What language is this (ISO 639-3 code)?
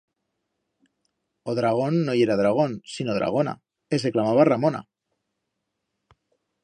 arg